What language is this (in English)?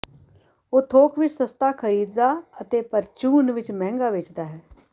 Punjabi